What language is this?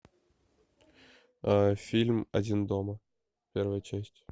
Russian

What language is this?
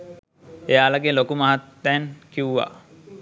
Sinhala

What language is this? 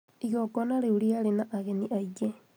Kikuyu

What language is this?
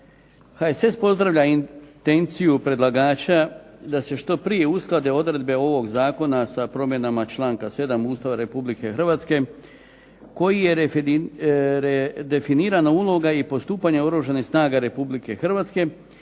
Croatian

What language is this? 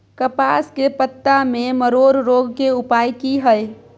Maithili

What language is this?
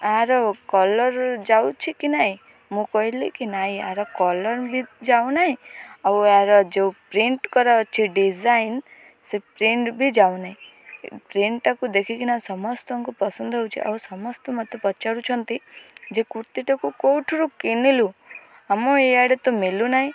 Odia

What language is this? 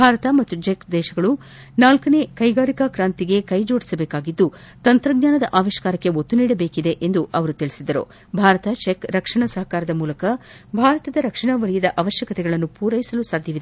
Kannada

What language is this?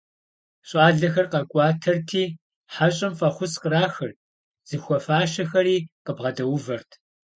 Kabardian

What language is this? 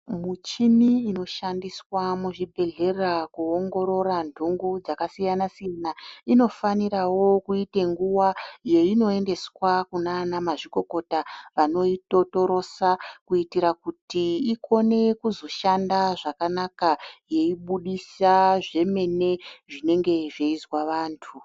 Ndau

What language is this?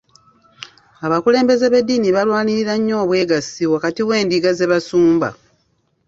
Ganda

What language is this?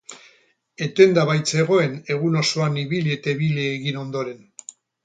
Basque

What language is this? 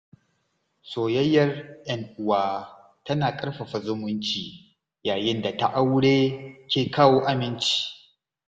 Hausa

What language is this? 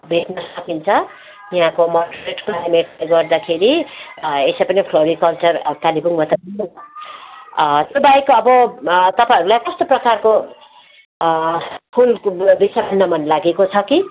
Nepali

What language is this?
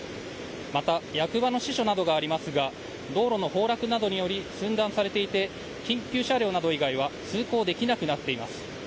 Japanese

